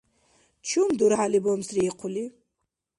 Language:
Dargwa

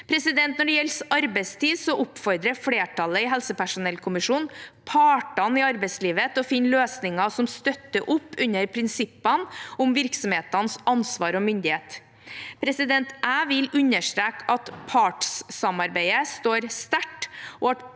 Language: Norwegian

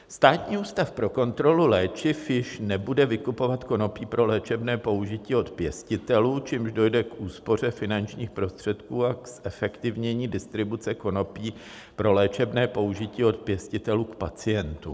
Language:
Czech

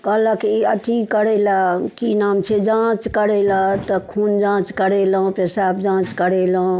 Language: Maithili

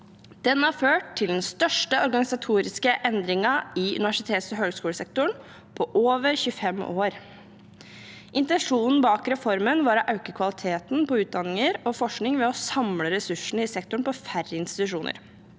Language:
Norwegian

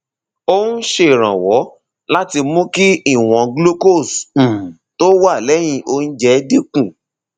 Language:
Yoruba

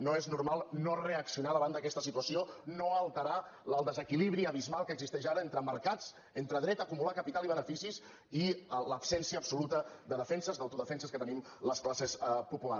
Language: Catalan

